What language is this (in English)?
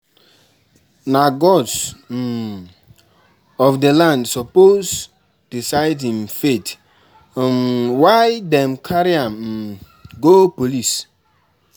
Nigerian Pidgin